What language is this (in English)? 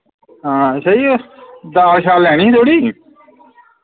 Dogri